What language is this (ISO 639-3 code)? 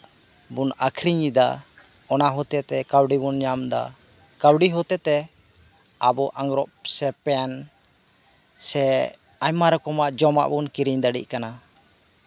sat